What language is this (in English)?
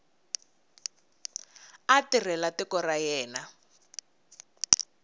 Tsonga